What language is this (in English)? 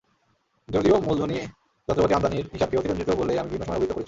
Bangla